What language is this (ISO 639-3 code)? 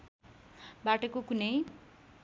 nep